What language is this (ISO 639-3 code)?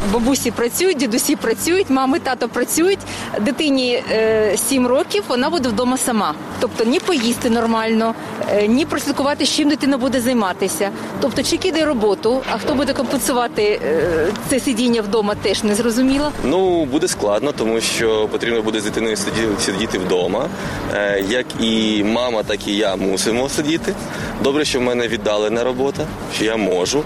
ukr